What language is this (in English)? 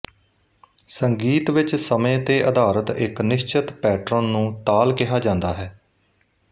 Punjabi